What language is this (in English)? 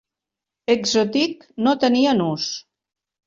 Catalan